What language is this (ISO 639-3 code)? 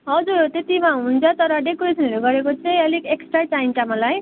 nep